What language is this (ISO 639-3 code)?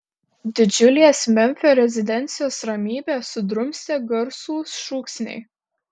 lit